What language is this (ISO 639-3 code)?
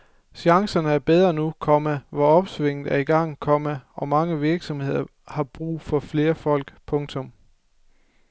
dan